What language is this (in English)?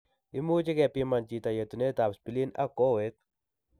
Kalenjin